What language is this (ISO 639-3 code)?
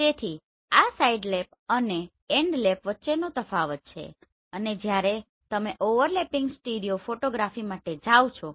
guj